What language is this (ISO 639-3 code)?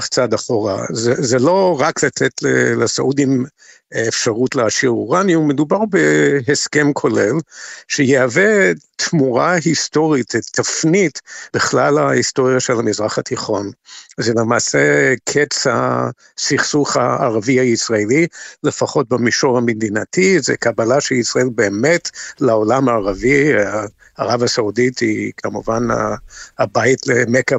heb